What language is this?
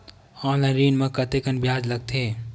Chhattisgarhi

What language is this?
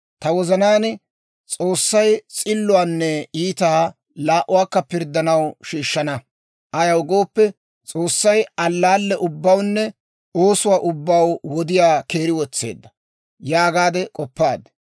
Dawro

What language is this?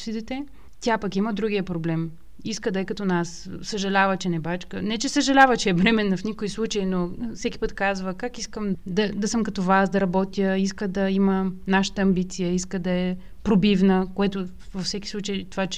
Bulgarian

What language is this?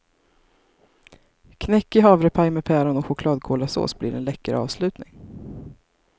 Swedish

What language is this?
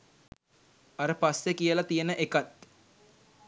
Sinhala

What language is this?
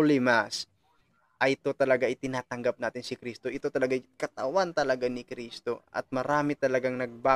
Filipino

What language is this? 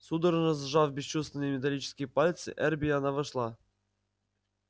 Russian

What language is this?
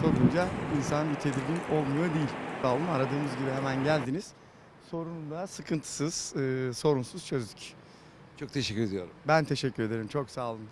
Turkish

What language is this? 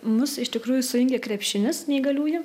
Lithuanian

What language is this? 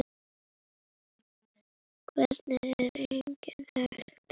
Icelandic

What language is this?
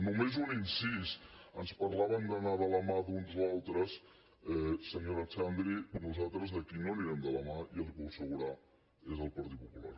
Catalan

